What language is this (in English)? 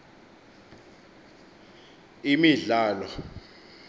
Xhosa